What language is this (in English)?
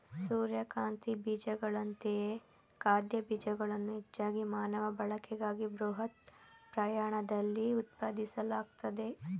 Kannada